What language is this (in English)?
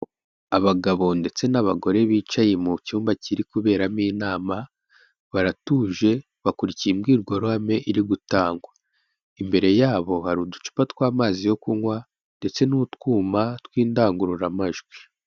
Kinyarwanda